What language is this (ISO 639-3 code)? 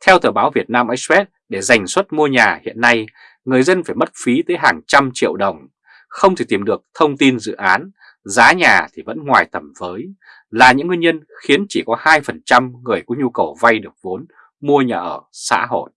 vie